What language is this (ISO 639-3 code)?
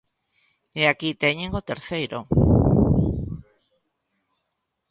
glg